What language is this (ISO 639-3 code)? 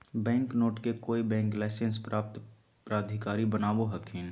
mag